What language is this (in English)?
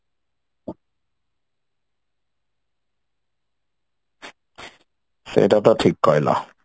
Odia